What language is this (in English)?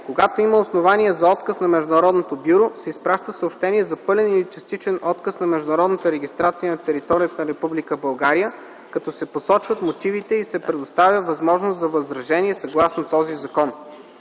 Bulgarian